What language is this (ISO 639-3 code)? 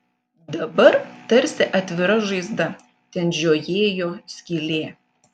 lit